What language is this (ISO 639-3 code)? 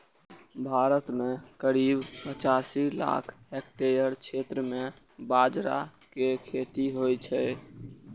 mai